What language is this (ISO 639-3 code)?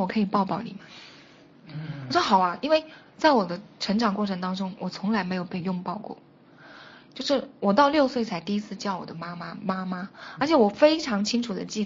zho